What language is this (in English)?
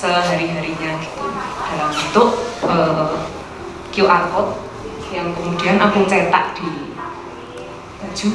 Indonesian